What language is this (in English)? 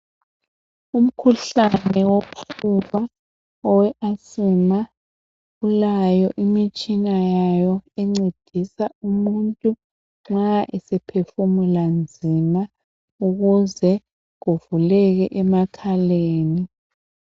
North Ndebele